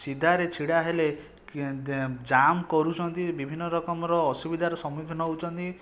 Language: Odia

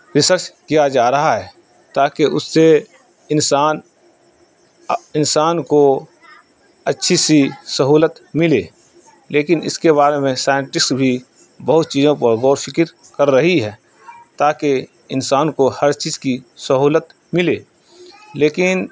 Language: Urdu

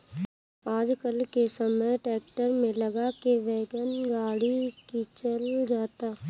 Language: Bhojpuri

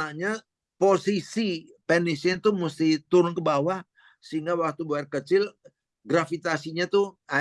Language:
Indonesian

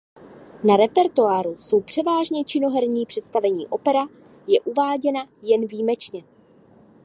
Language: Czech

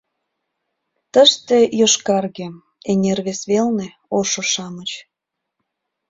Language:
Mari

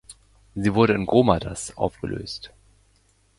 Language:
German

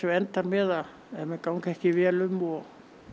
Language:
Icelandic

